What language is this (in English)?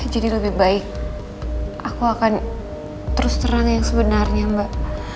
Indonesian